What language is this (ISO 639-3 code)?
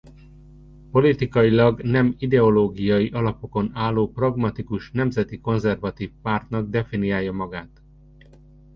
hun